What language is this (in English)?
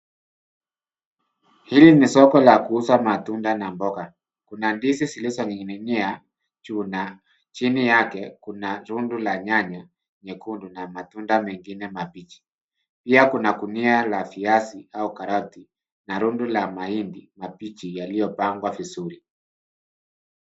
Swahili